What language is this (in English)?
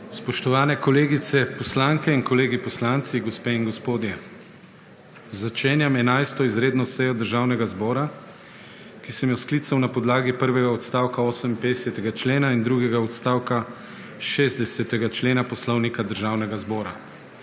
Slovenian